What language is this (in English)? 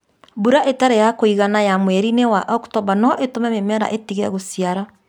Kikuyu